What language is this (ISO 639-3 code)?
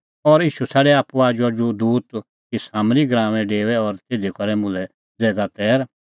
kfx